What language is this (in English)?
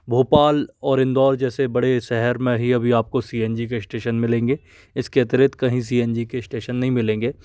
Hindi